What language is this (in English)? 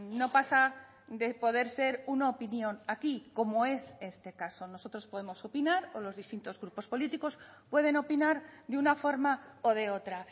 Spanish